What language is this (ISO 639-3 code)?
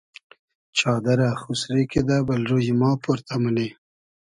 haz